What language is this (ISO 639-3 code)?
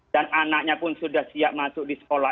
ind